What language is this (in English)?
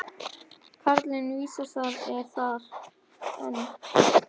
Icelandic